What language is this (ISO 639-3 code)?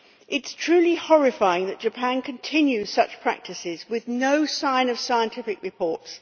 eng